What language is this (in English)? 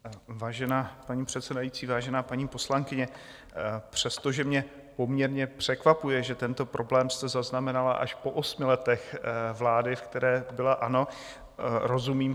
Czech